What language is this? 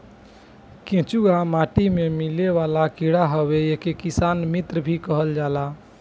Bhojpuri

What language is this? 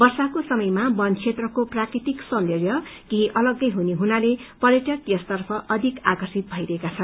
Nepali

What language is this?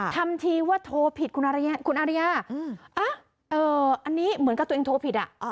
Thai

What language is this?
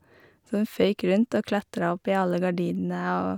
Norwegian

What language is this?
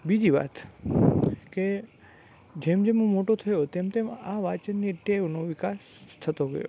Gujarati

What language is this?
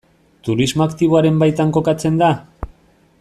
Basque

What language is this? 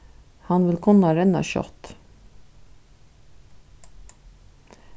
Faroese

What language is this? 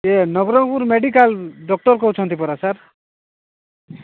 Odia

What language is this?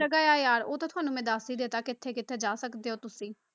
Punjabi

